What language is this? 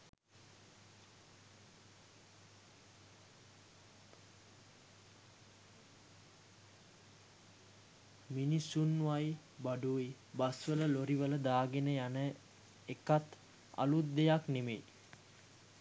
Sinhala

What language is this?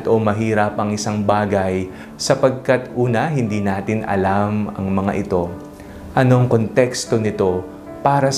Filipino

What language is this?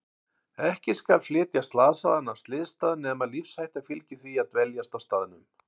Icelandic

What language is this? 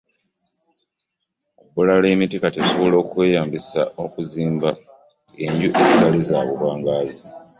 Ganda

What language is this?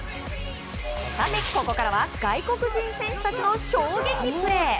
Japanese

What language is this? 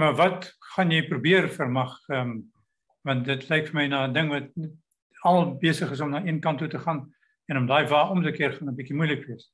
Dutch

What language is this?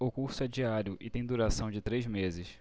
Portuguese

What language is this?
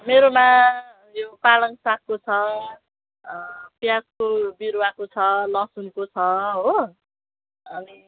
Nepali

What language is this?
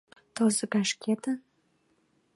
Mari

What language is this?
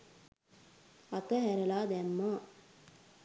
Sinhala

